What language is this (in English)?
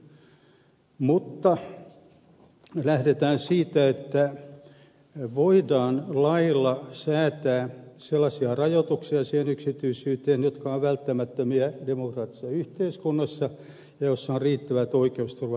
Finnish